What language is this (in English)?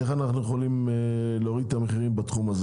Hebrew